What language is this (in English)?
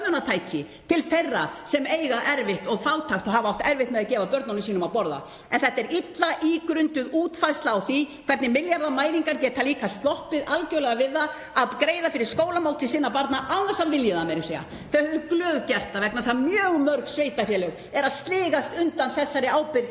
Icelandic